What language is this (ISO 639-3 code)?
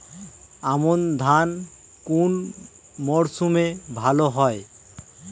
ben